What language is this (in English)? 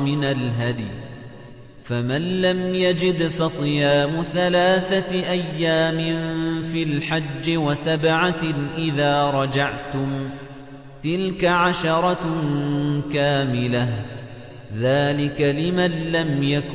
Arabic